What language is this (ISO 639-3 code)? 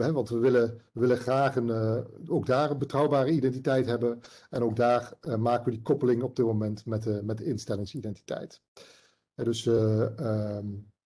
nld